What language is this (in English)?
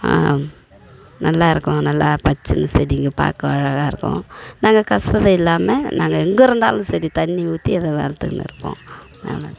Tamil